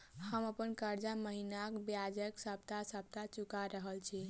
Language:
Maithili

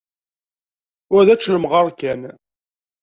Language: Kabyle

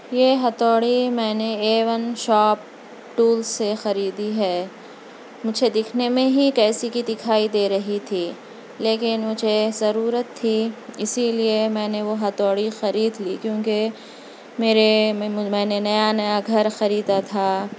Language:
Urdu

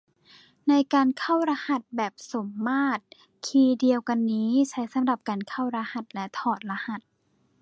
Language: Thai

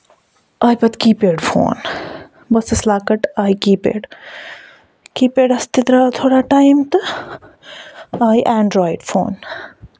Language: Kashmiri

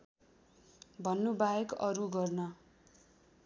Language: Nepali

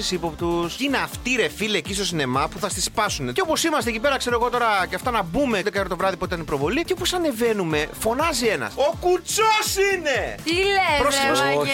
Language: Greek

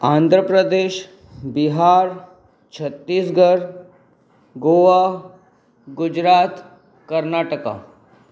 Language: Sindhi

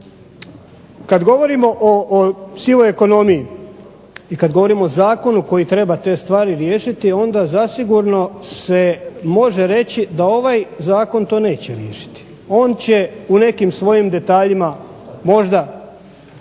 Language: Croatian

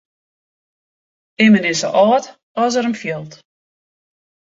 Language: Western Frisian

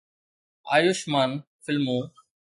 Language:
Sindhi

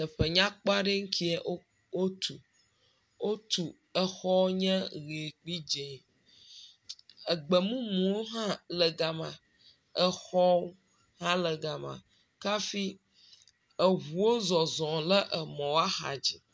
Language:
Ewe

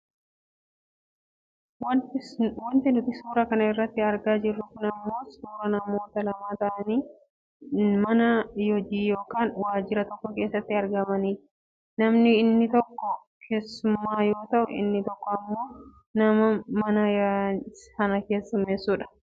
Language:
Oromo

